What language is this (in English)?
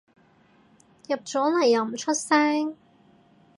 Cantonese